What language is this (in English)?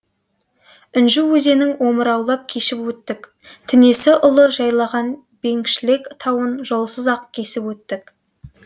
Kazakh